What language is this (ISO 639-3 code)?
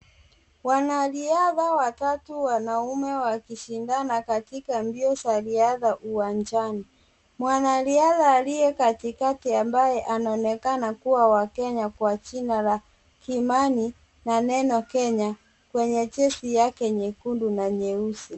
swa